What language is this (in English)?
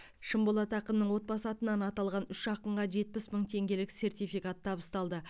Kazakh